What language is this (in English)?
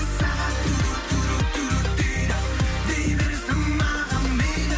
Kazakh